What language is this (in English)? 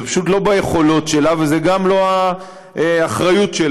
Hebrew